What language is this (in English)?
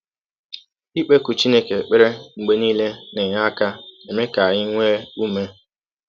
Igbo